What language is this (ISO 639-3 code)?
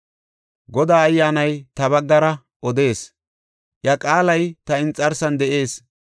gof